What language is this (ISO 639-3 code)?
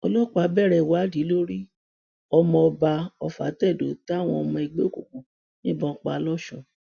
yor